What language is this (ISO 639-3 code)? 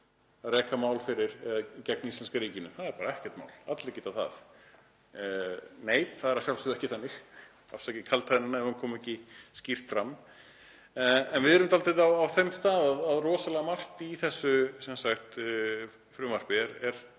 isl